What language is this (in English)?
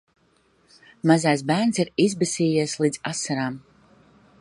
Latvian